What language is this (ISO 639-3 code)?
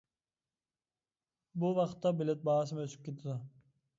uig